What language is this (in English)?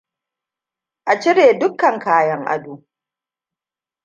Hausa